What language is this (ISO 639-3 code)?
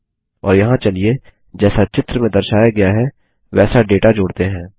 hin